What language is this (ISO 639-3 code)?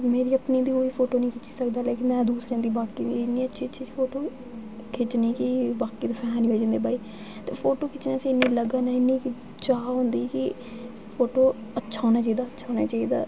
doi